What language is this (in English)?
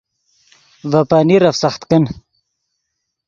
Yidgha